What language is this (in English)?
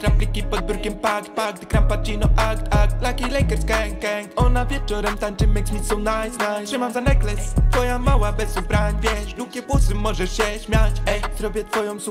Polish